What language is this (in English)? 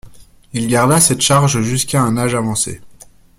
French